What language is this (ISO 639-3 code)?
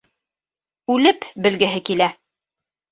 bak